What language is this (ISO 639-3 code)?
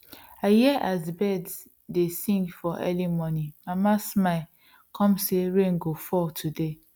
pcm